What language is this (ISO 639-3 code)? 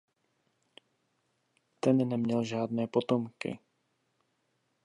ces